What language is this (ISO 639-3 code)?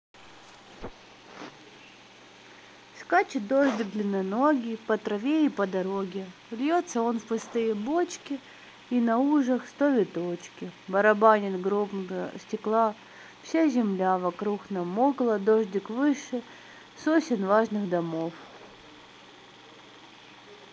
rus